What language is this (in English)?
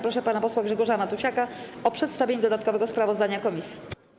Polish